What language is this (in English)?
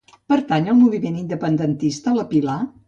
Catalan